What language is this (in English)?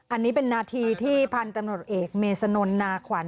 Thai